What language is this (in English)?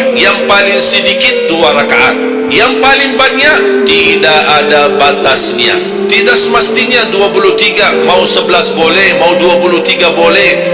Malay